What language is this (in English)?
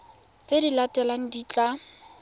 Tswana